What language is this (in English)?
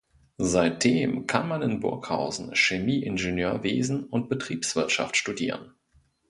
German